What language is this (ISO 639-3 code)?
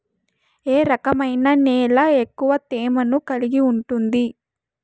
tel